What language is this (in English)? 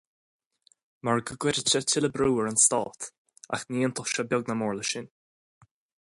Irish